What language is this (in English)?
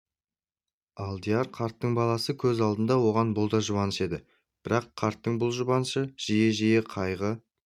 Kazakh